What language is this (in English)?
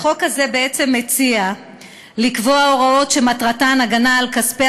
Hebrew